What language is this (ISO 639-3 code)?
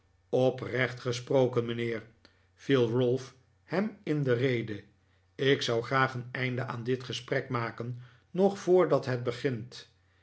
nld